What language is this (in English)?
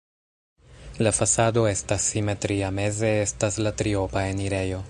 Esperanto